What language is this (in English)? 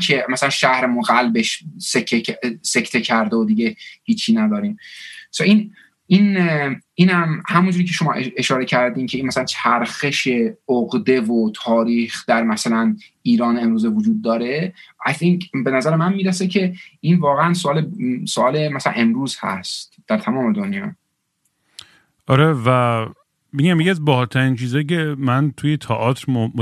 Persian